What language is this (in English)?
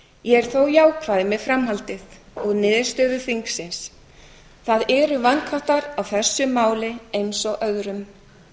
Icelandic